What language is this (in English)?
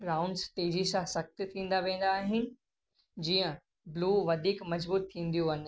Sindhi